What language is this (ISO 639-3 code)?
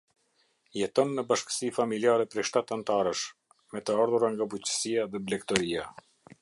sqi